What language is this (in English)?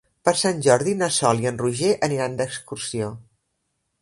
Catalan